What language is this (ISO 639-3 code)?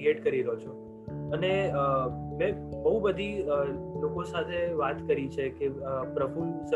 guj